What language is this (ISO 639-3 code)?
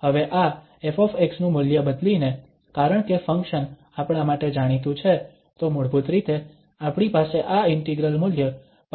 guj